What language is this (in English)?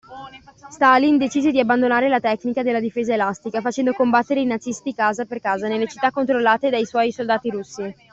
Italian